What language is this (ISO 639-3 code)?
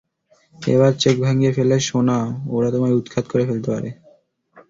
ben